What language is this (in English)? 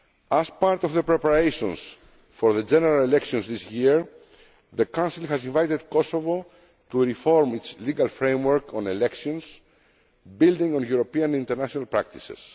English